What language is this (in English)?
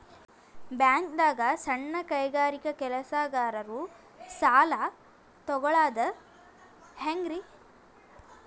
Kannada